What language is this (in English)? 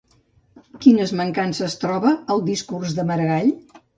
Catalan